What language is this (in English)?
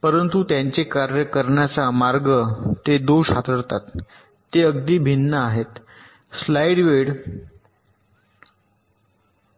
Marathi